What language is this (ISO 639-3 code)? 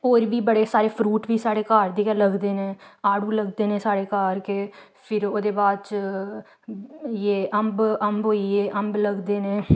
doi